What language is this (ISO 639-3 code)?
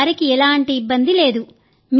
tel